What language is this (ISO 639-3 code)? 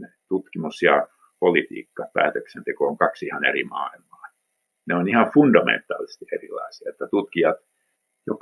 fin